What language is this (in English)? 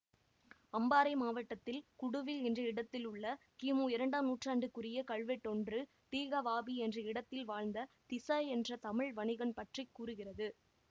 Tamil